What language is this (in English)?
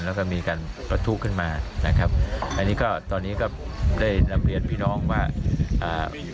Thai